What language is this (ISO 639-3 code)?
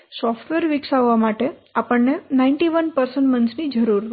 guj